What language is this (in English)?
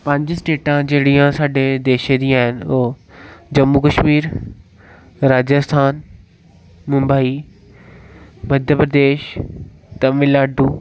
Dogri